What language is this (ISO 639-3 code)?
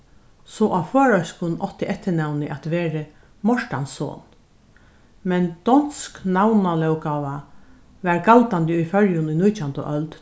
fao